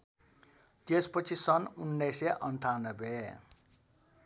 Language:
Nepali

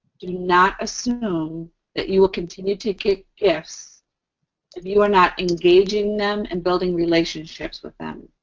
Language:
English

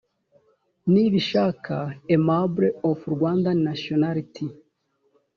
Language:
Kinyarwanda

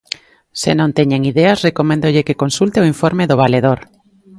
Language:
Galician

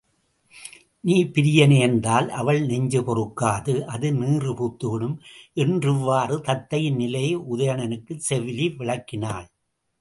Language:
Tamil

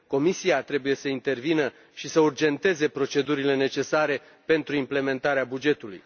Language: Romanian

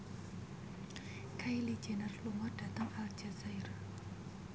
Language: Javanese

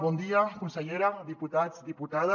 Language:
Catalan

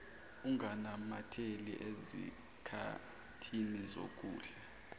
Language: Zulu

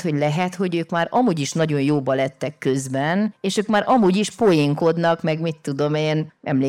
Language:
Hungarian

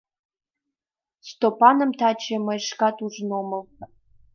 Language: Mari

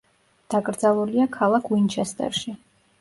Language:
Georgian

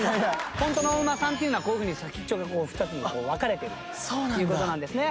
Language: Japanese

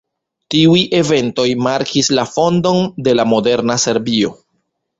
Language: Esperanto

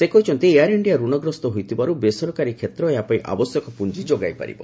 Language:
Odia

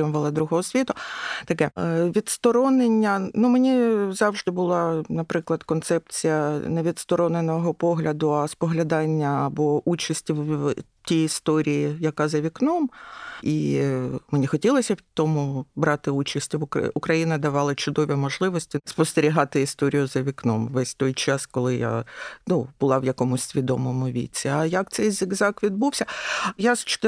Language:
Ukrainian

